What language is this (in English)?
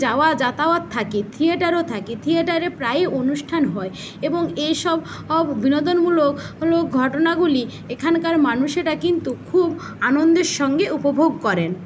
Bangla